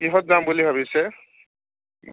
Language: Assamese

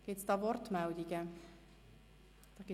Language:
Swiss German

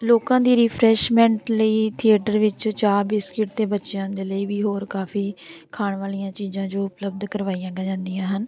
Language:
Punjabi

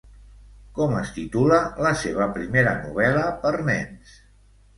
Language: Catalan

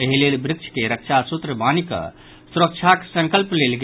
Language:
Maithili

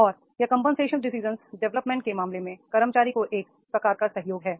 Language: Hindi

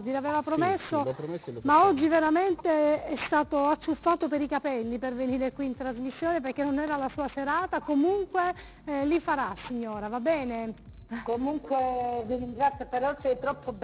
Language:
Italian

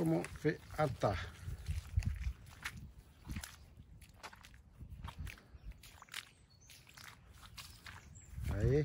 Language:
French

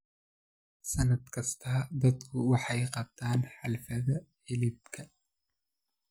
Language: Somali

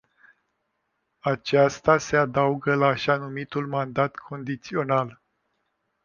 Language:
Romanian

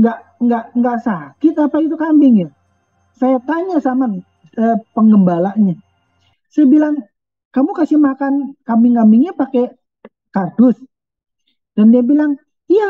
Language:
Indonesian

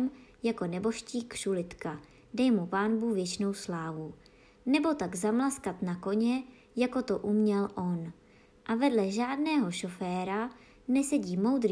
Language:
Czech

